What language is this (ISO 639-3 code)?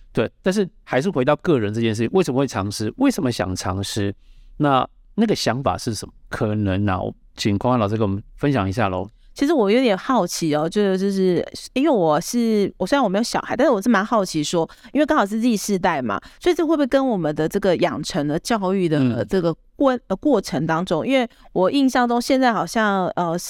zho